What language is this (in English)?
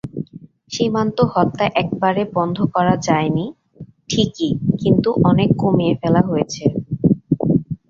Bangla